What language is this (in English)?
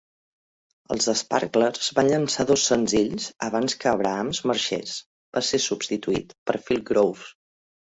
Catalan